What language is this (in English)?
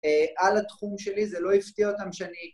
Hebrew